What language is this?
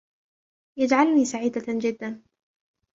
Arabic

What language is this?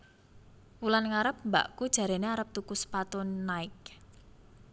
Javanese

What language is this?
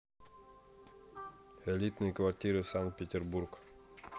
Russian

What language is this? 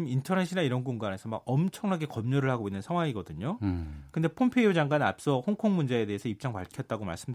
Korean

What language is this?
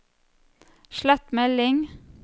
Norwegian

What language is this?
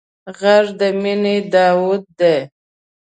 Pashto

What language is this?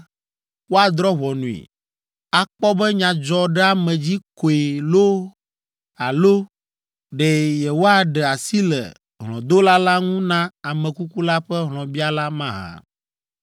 Ewe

